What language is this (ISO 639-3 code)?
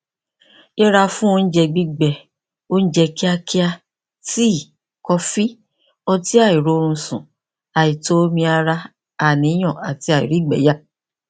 yor